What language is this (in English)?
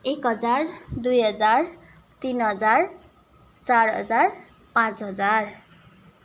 Nepali